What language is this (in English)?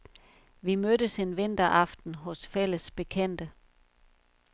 Danish